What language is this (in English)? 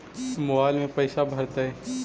Magahi